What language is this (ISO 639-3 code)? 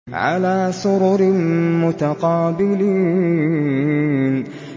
ara